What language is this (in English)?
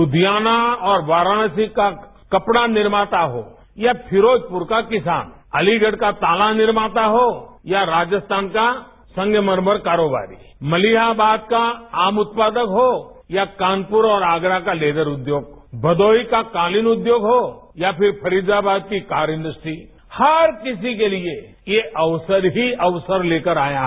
Hindi